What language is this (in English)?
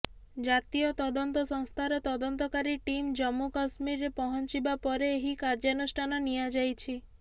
Odia